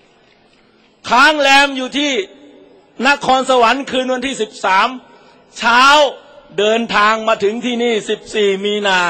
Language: Thai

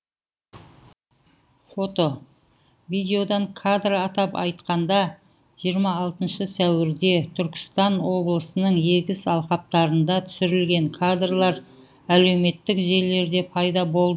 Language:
Kazakh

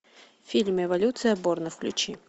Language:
Russian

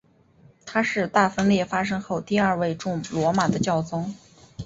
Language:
Chinese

